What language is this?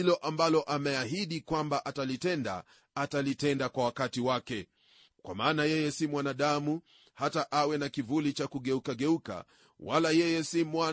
Swahili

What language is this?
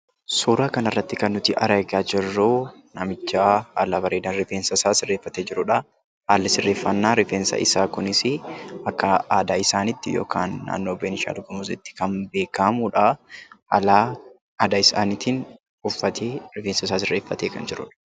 Oromo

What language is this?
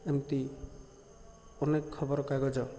Odia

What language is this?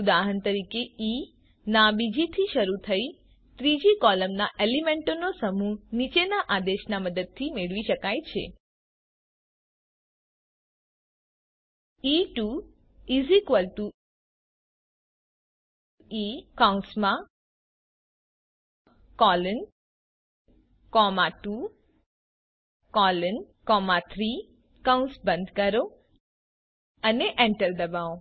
Gujarati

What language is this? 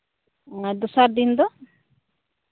Santali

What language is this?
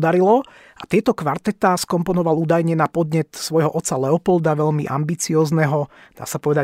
Slovak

